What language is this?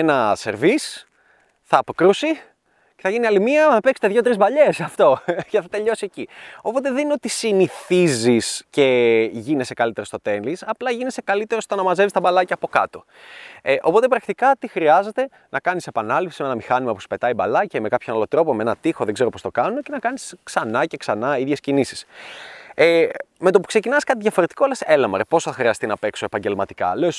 Greek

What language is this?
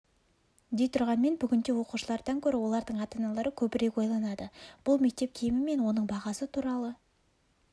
Kazakh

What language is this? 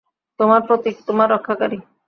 Bangla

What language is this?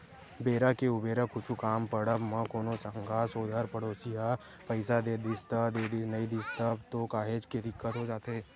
Chhattisgarhi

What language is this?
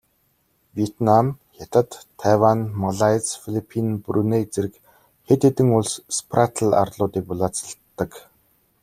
Mongolian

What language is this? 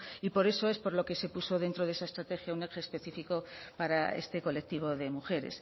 Spanish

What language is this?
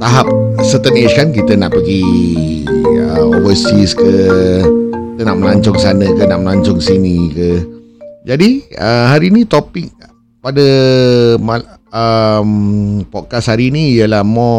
Malay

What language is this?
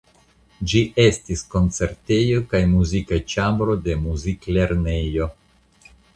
Esperanto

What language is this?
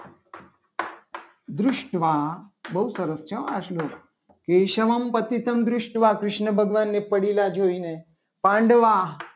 Gujarati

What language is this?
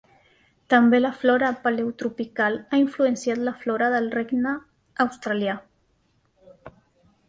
Catalan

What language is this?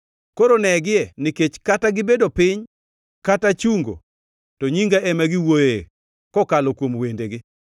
Luo (Kenya and Tanzania)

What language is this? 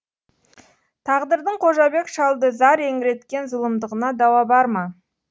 Kazakh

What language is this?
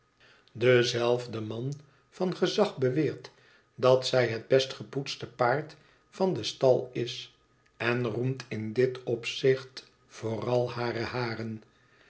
Dutch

